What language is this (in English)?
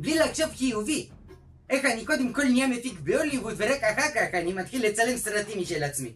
Hebrew